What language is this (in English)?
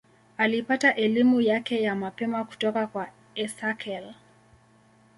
Swahili